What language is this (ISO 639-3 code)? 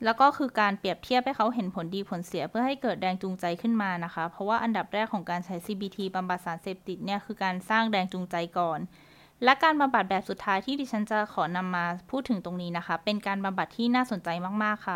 tha